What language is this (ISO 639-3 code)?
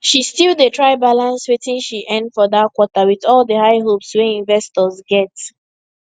pcm